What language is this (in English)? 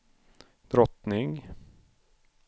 Swedish